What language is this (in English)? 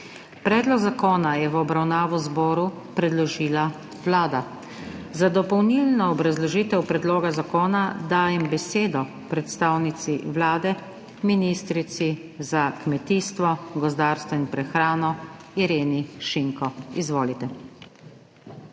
Slovenian